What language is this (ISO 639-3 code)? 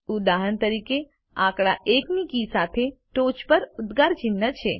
guj